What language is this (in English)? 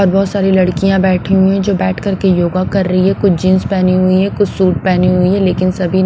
Hindi